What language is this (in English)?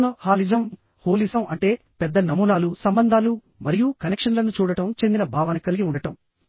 Telugu